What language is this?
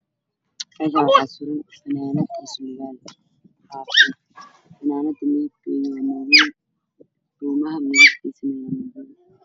Somali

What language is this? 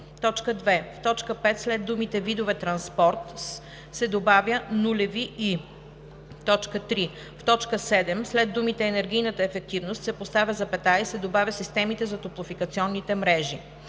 Bulgarian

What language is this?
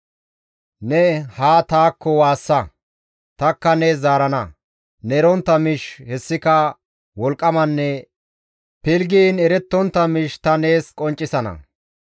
Gamo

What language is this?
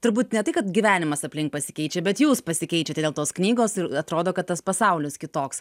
Lithuanian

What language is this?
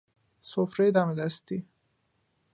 Persian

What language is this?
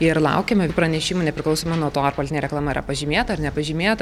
Lithuanian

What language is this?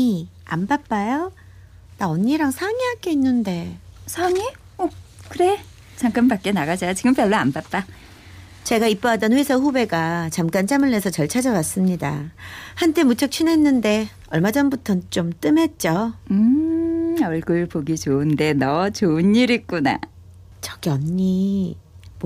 Korean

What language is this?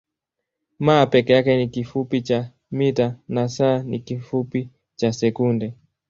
Swahili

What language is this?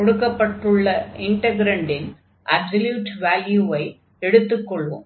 Tamil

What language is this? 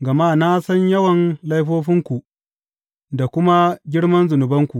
Hausa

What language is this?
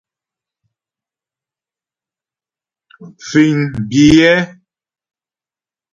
Ghomala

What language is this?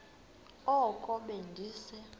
Xhosa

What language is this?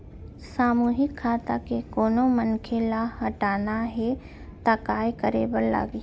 Chhattisgarhi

